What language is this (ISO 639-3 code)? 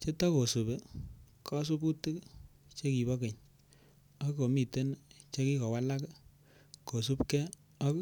kln